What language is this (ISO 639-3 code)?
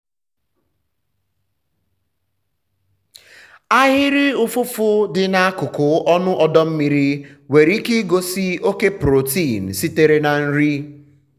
ibo